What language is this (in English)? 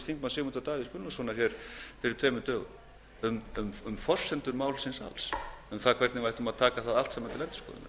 Icelandic